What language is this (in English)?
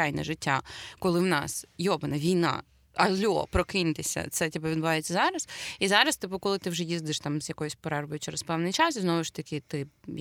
Ukrainian